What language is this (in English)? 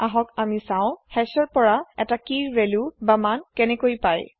Assamese